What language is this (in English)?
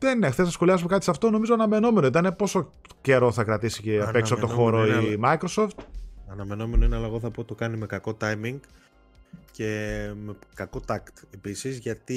Greek